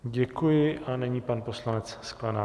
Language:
Czech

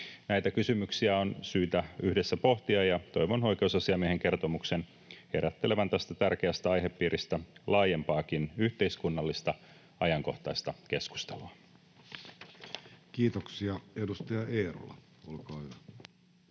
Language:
Finnish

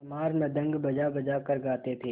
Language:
Hindi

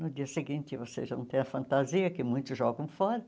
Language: Portuguese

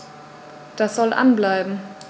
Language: German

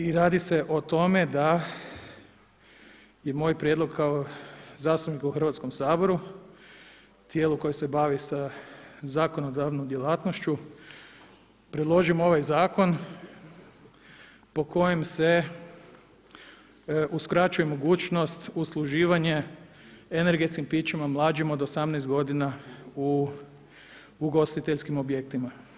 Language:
Croatian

